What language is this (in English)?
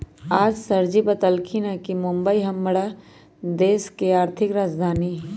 Magahi